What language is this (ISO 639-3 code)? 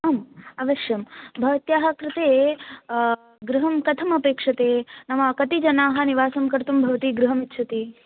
san